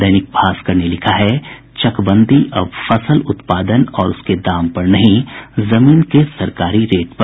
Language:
Hindi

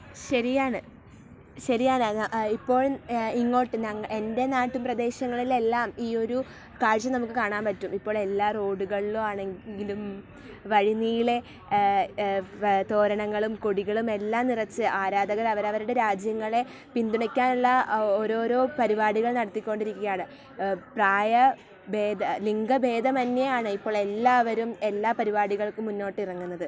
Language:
Malayalam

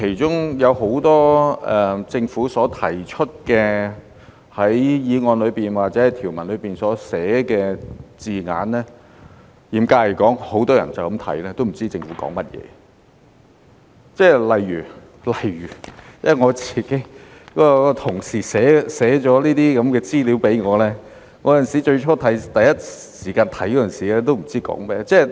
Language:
Cantonese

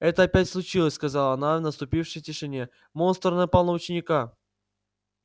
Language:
Russian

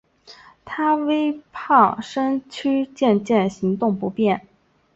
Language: Chinese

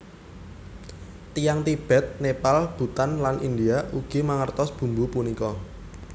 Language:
Javanese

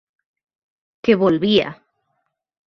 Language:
Galician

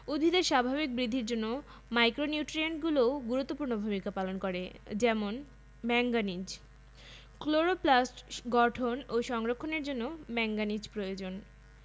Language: Bangla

